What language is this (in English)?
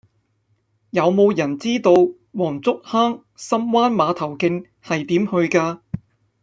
Cantonese